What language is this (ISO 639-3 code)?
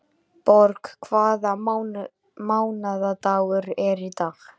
isl